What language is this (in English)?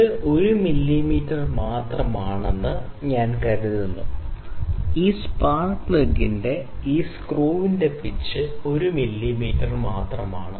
Malayalam